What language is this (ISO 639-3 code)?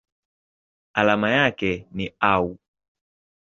swa